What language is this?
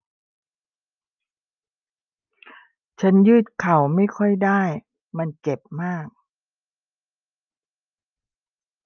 Thai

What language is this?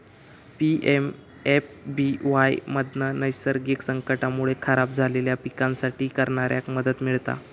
Marathi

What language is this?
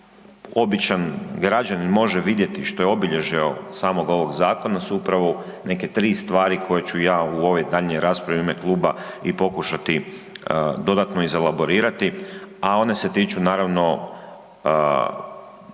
Croatian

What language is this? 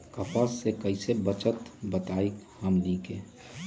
Magahi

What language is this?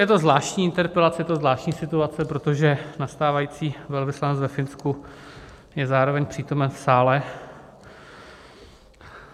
Czech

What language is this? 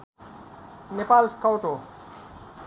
Nepali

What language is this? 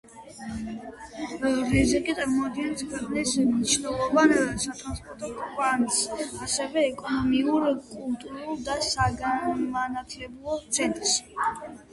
Georgian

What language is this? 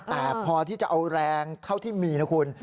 Thai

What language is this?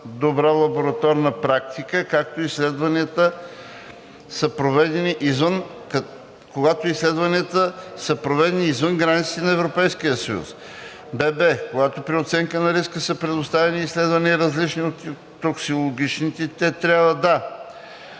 Bulgarian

